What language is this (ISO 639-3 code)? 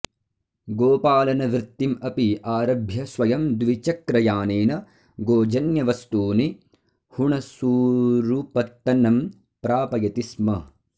san